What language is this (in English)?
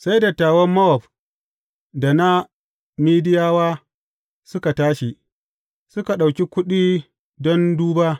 Hausa